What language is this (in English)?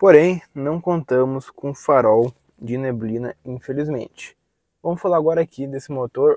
Portuguese